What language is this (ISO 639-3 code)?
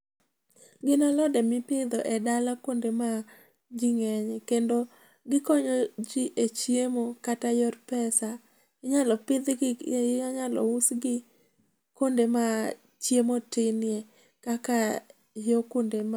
luo